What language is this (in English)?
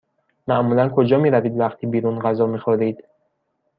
Persian